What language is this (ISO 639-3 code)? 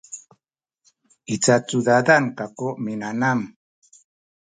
szy